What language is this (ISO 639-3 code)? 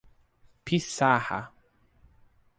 por